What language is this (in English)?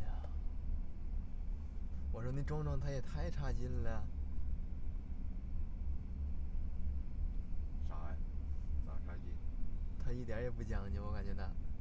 Chinese